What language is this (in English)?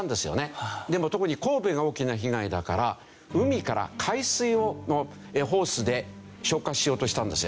Japanese